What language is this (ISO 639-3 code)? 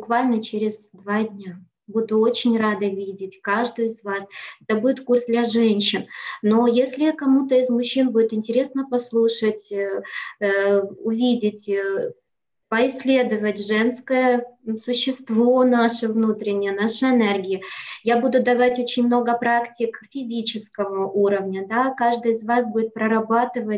rus